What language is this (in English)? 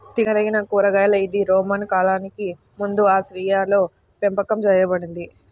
Telugu